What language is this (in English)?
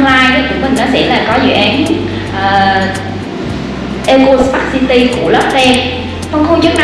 Vietnamese